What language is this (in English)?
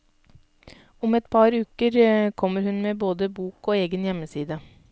Norwegian